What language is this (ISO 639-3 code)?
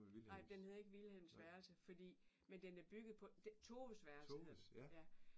dan